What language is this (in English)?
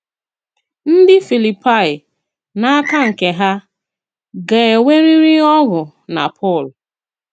Igbo